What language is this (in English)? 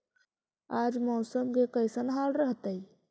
Magahi